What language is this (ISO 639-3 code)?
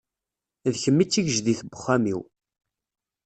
kab